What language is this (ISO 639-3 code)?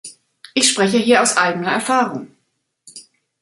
deu